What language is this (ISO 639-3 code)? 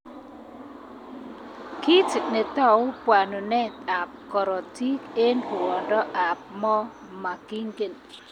kln